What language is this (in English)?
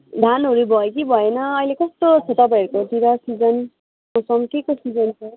Nepali